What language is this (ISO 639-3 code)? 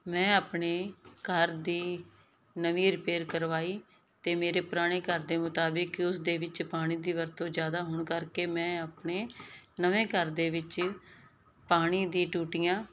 pan